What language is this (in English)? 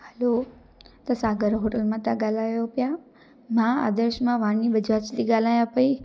Sindhi